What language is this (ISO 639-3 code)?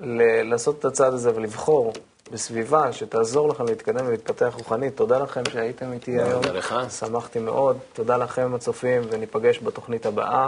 heb